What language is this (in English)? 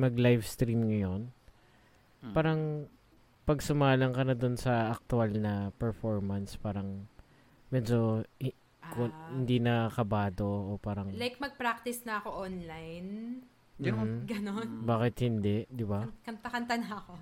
Filipino